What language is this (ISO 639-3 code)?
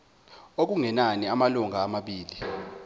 zul